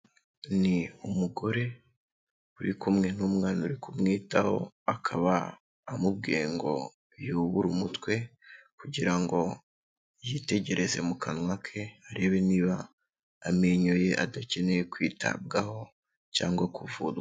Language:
Kinyarwanda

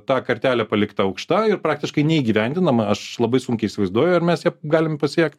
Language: Lithuanian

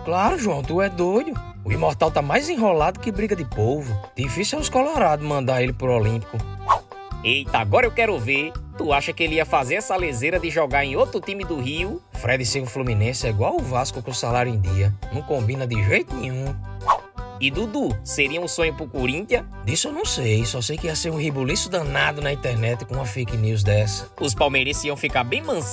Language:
Portuguese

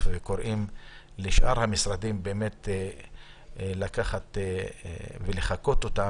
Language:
Hebrew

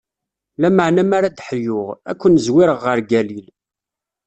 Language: Kabyle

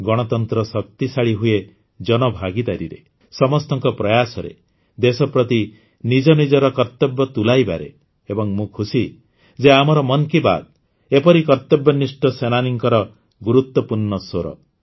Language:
Odia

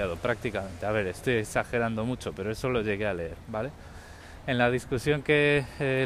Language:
Spanish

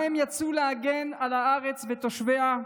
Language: Hebrew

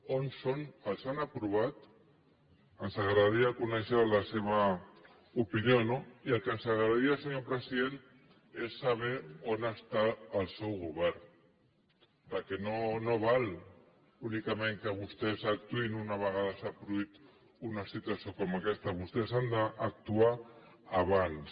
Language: Catalan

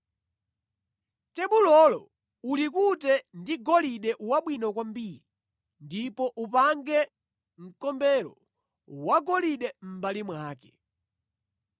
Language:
Nyanja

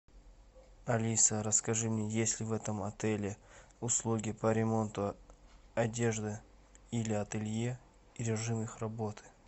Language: Russian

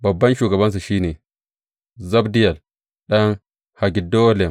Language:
Hausa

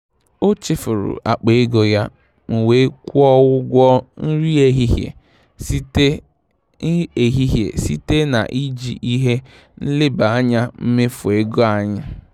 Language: Igbo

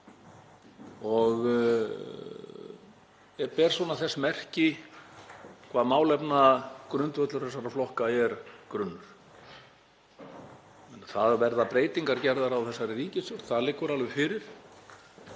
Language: Icelandic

